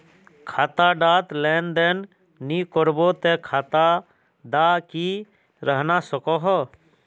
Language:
Magahi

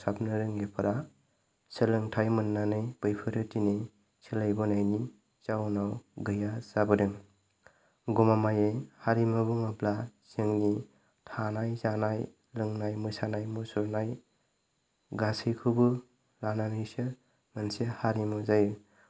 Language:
Bodo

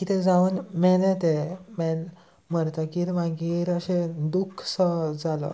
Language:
Konkani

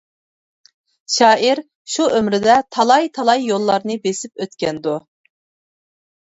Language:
Uyghur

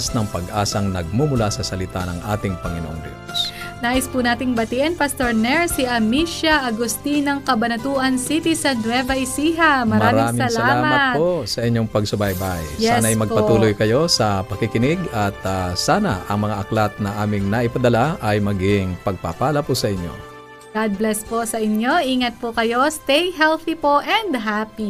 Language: Filipino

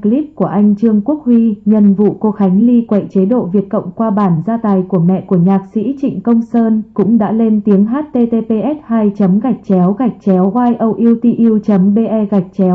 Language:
Vietnamese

